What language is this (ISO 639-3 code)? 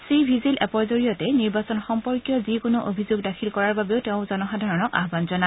asm